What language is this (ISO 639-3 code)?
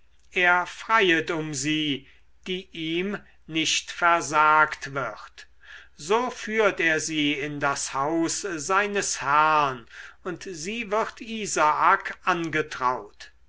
deu